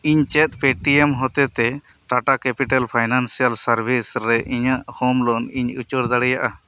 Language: Santali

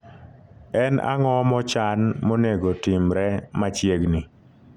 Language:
Luo (Kenya and Tanzania)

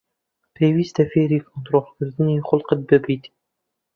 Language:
Central Kurdish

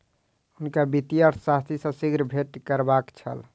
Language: Maithili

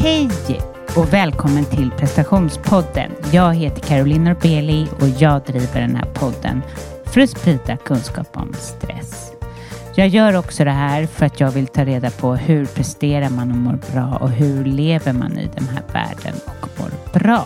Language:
Swedish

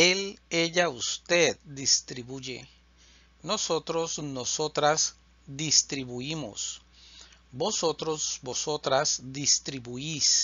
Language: Spanish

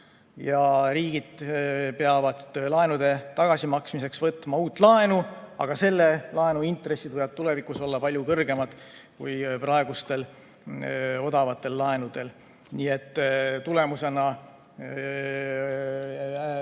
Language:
Estonian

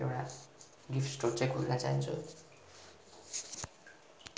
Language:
Nepali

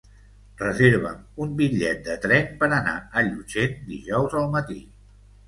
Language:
Catalan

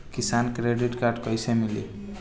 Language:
Bhojpuri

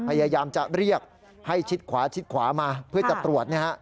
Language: Thai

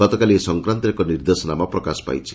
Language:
Odia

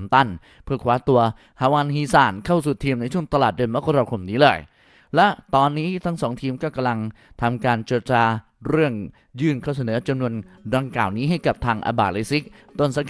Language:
Thai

